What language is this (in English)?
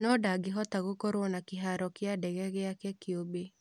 Kikuyu